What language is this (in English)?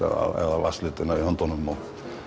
Icelandic